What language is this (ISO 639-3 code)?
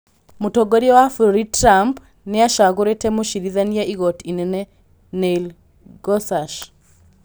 kik